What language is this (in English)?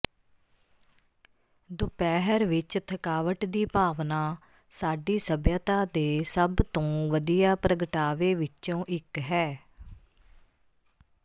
Punjabi